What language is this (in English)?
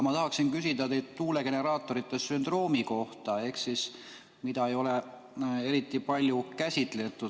Estonian